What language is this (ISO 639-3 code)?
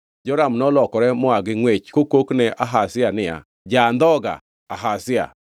luo